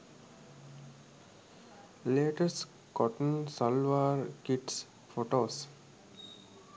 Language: Sinhala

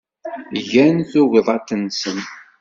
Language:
Kabyle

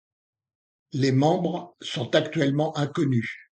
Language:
French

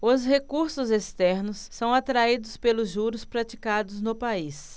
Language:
Portuguese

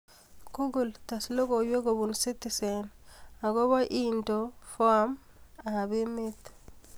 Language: Kalenjin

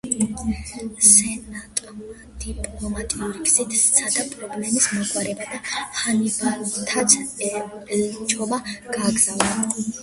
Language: Georgian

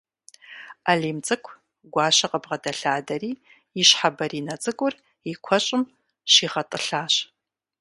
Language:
Kabardian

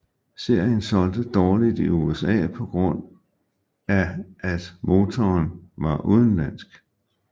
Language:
Danish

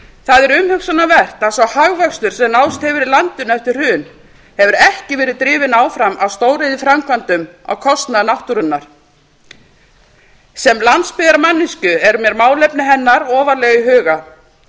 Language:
Icelandic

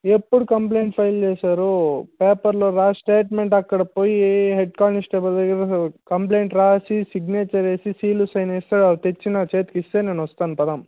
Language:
Telugu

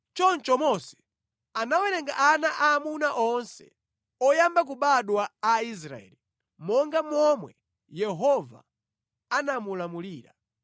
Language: Nyanja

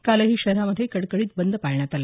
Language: Marathi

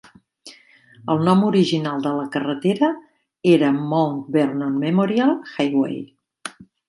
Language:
Catalan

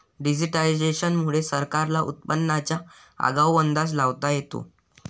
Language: Marathi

